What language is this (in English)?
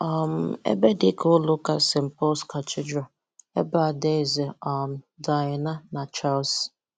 Igbo